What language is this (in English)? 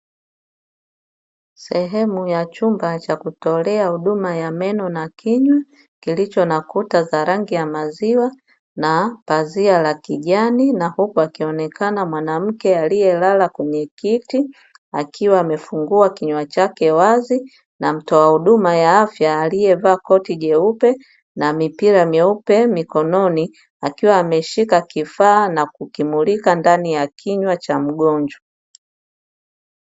Swahili